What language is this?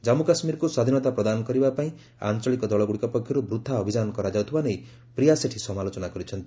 Odia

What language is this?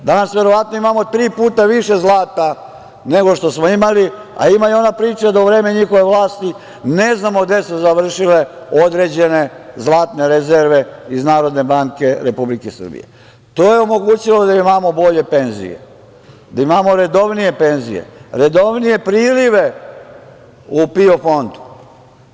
Serbian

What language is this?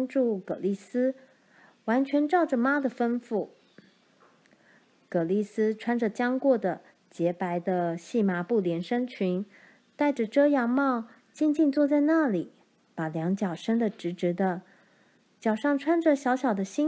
Chinese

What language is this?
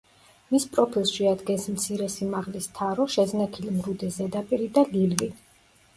Georgian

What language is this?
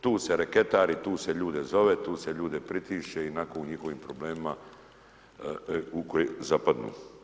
Croatian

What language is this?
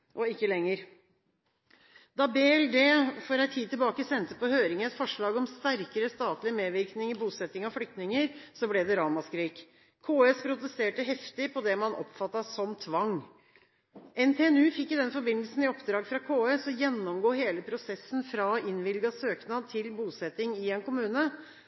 Norwegian Bokmål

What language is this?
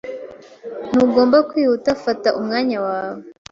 Kinyarwanda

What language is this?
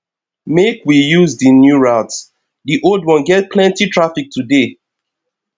Nigerian Pidgin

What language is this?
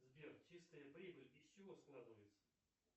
Russian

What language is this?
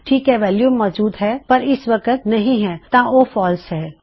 Punjabi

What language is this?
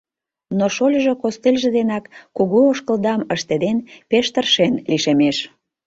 Mari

